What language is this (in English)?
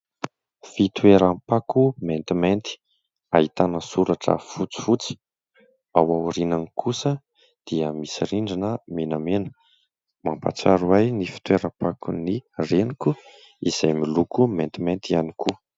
Malagasy